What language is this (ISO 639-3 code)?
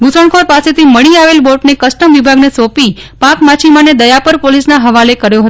guj